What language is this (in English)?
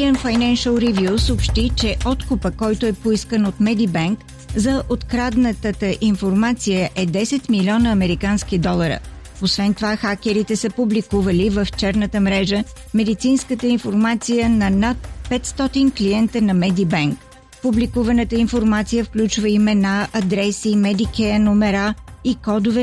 Bulgarian